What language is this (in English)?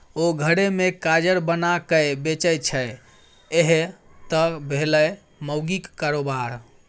Maithili